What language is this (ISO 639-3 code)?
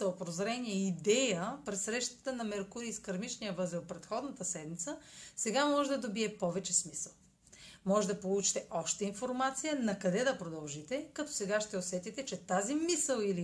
bul